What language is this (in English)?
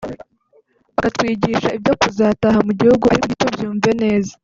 Kinyarwanda